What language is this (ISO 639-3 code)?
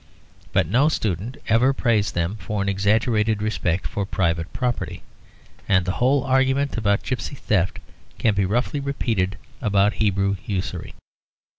eng